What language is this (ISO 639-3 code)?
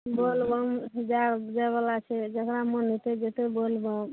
mai